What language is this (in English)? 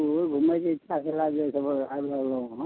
Maithili